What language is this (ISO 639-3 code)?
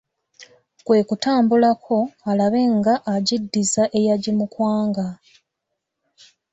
lug